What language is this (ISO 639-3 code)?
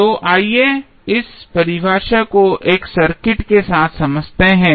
hin